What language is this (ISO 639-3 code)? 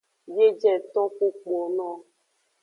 ajg